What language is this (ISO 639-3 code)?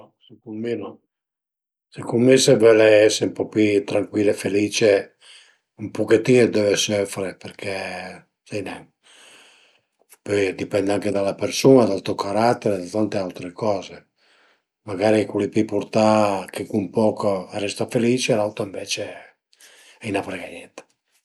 pms